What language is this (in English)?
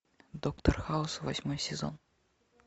Russian